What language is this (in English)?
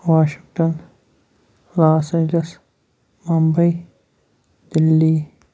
Kashmiri